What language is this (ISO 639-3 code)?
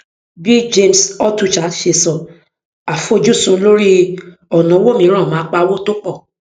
yor